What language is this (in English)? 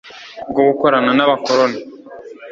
Kinyarwanda